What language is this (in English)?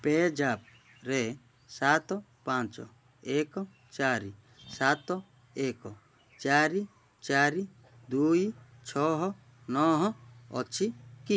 Odia